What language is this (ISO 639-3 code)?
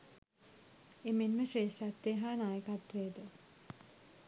sin